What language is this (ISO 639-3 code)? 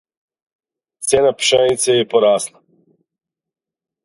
srp